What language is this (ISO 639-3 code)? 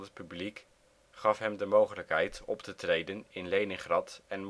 nld